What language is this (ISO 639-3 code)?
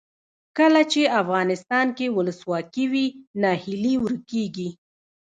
pus